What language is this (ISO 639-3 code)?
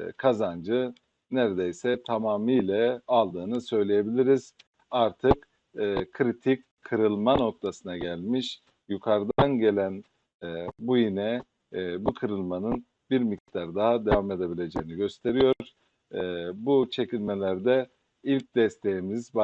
tur